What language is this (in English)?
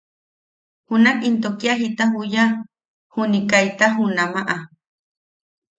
Yaqui